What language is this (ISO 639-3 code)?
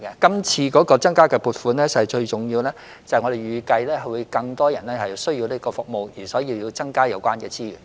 yue